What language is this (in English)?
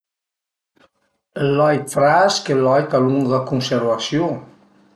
Piedmontese